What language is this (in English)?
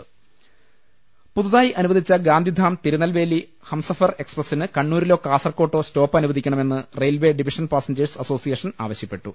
Malayalam